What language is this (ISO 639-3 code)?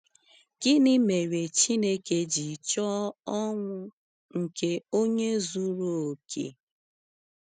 ibo